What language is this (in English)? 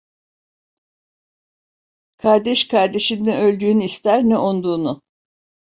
Turkish